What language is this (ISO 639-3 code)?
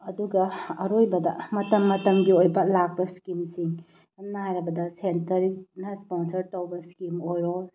mni